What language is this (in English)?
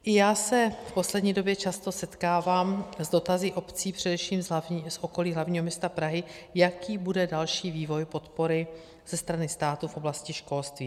Czech